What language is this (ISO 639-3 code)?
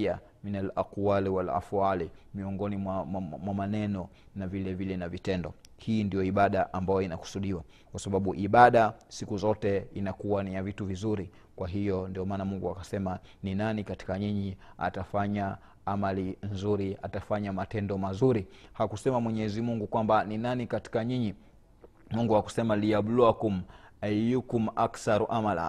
swa